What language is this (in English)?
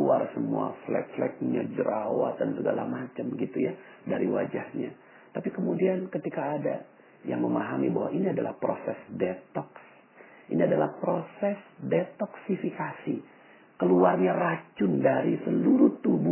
Indonesian